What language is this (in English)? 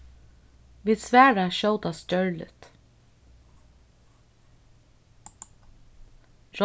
Faroese